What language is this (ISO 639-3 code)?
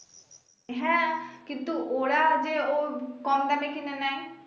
ben